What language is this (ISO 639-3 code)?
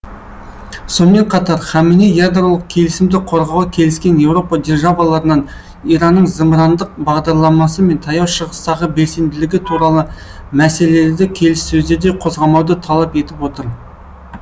kaz